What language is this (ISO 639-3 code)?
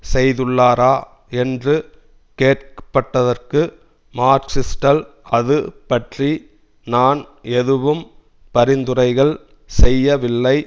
tam